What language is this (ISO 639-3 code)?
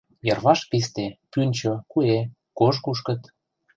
chm